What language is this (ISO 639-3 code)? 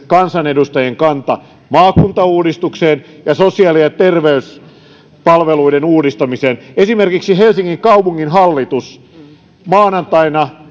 fin